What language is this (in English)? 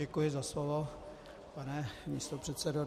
Czech